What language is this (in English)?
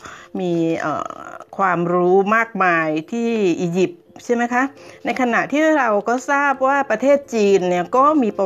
Thai